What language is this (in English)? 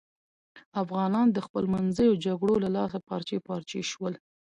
Pashto